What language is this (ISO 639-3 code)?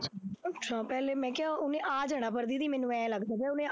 pan